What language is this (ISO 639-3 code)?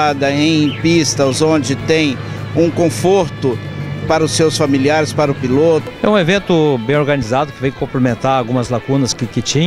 por